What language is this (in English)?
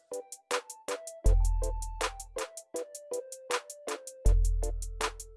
Indonesian